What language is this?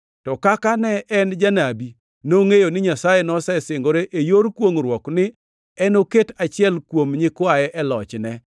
Luo (Kenya and Tanzania)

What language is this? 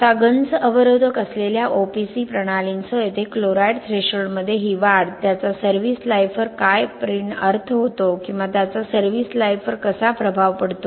Marathi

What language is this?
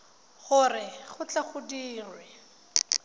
Tswana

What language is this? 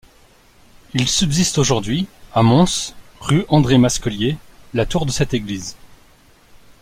French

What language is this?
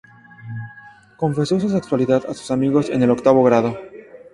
Spanish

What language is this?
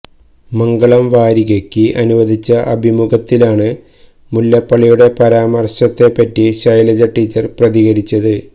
Malayalam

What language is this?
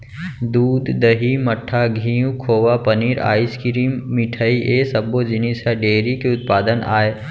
Chhattisgarhi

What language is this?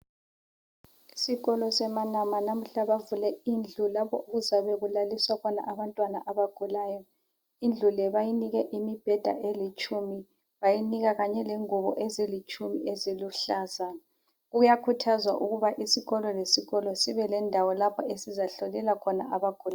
North Ndebele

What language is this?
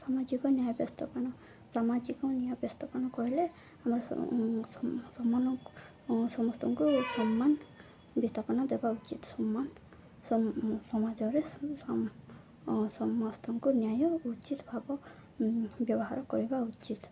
Odia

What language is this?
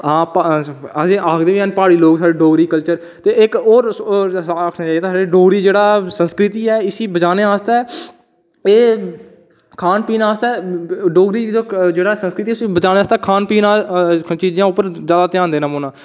Dogri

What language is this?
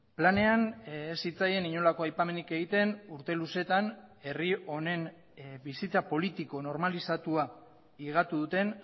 Basque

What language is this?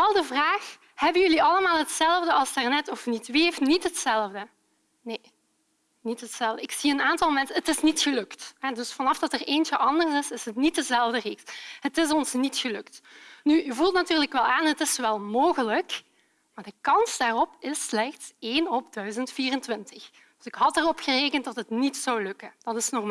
Dutch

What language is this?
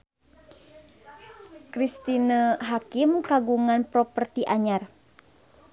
Sundanese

